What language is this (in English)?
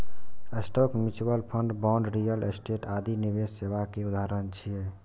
Maithili